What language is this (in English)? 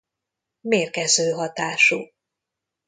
Hungarian